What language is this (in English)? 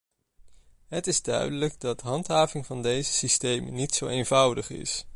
Dutch